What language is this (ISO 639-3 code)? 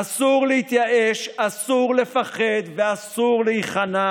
heb